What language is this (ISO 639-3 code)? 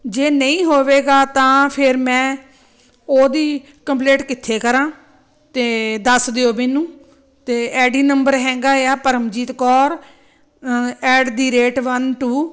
pan